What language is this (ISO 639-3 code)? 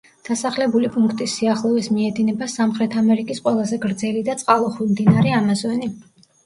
kat